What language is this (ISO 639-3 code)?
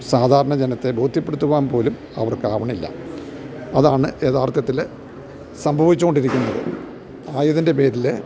mal